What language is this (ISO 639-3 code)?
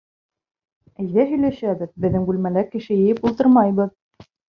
bak